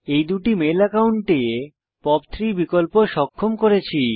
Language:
Bangla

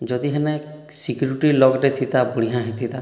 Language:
Odia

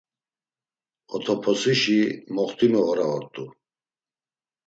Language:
Laz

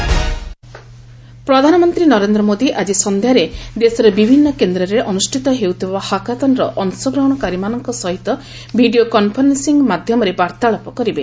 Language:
Odia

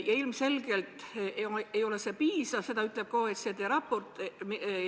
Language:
Estonian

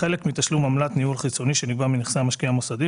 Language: Hebrew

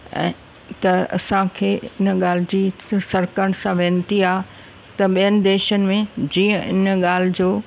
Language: Sindhi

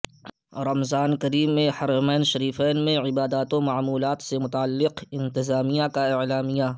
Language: Urdu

